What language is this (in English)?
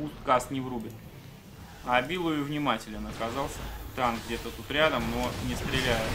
Russian